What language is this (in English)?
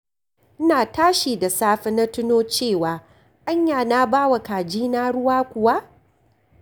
Hausa